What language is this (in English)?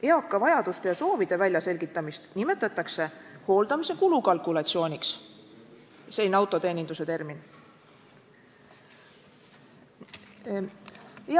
Estonian